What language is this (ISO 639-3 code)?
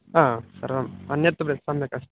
san